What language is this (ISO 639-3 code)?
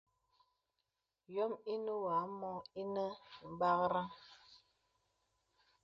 beb